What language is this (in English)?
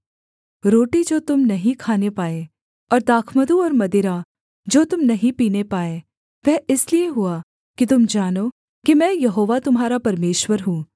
Hindi